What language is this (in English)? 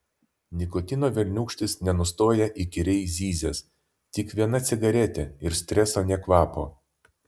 Lithuanian